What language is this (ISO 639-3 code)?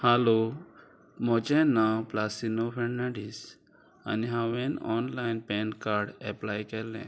kok